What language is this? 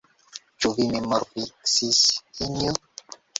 Esperanto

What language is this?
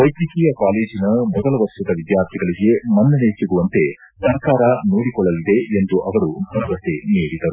Kannada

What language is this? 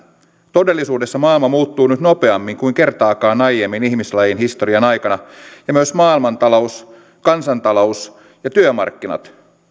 Finnish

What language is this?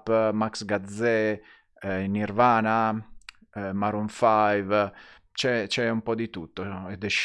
Italian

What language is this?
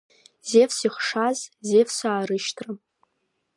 Abkhazian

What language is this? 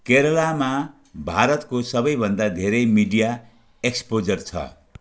Nepali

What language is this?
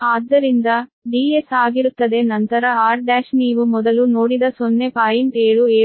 Kannada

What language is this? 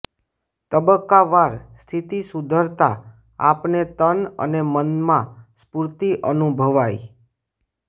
Gujarati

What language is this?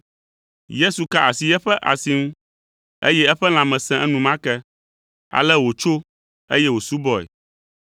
Ewe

